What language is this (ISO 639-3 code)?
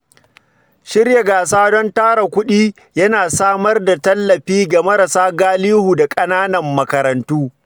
hau